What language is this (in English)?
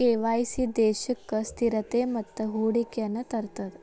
Kannada